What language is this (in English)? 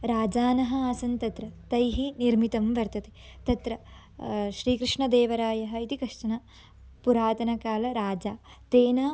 Sanskrit